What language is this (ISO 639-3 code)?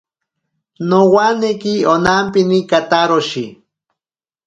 prq